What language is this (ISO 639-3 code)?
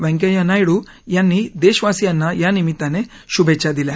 mar